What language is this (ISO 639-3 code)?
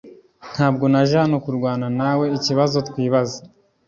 kin